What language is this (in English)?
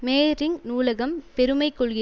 Tamil